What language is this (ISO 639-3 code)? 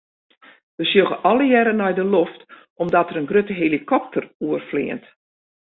fry